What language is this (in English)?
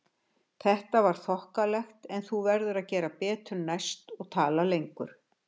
Icelandic